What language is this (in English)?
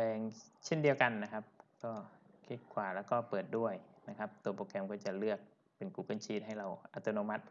Thai